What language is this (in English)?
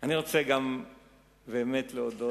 Hebrew